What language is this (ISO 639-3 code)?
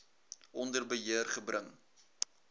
afr